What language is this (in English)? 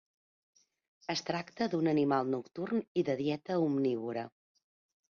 Catalan